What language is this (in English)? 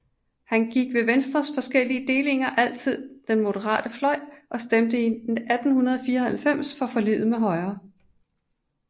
Danish